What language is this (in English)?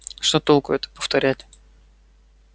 Russian